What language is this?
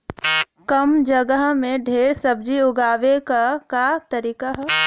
Bhojpuri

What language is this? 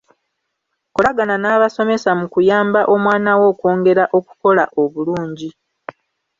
Ganda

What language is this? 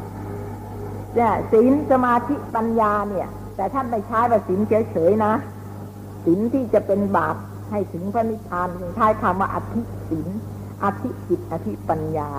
Thai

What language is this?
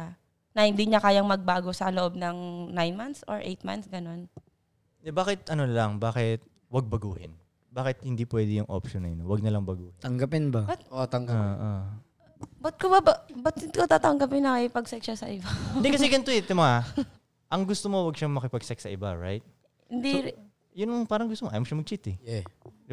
Filipino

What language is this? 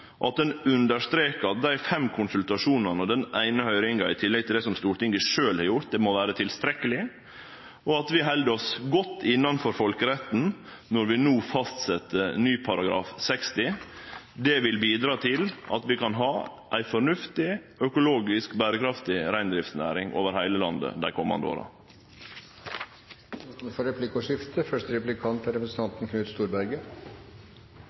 Norwegian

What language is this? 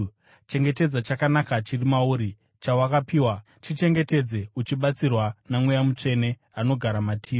Shona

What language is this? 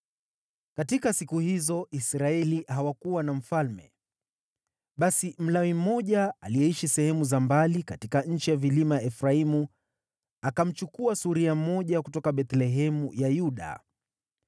Swahili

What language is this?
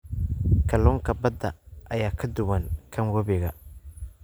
Somali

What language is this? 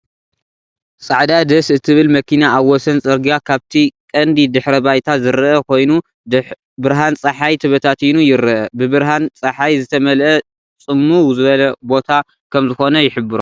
Tigrinya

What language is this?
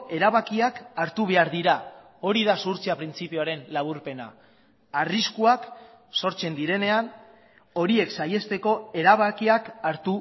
Basque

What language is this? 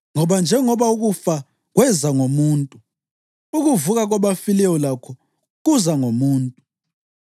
North Ndebele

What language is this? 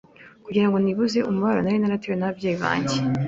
Kinyarwanda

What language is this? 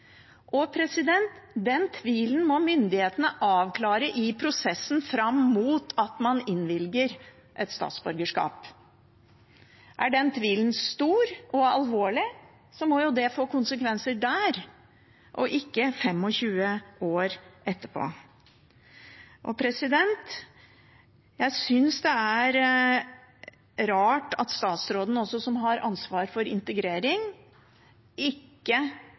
Norwegian Bokmål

